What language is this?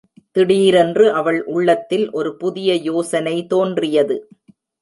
Tamil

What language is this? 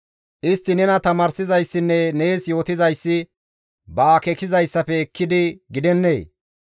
Gamo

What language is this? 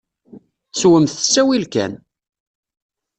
Kabyle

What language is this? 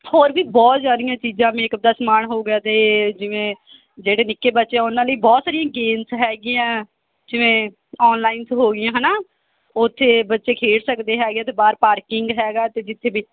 Punjabi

